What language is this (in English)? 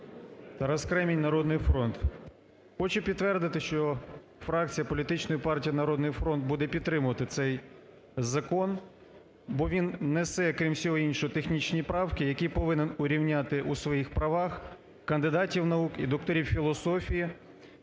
Ukrainian